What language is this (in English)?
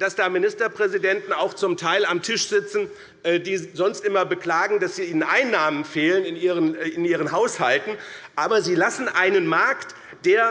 German